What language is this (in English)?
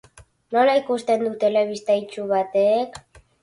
Basque